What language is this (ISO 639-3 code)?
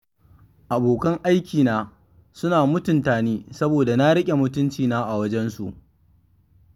hau